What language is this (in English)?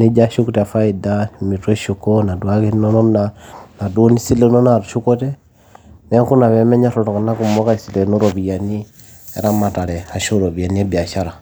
Masai